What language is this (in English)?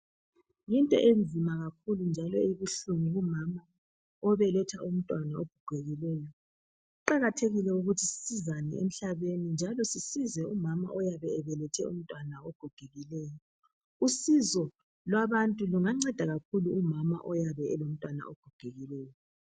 North Ndebele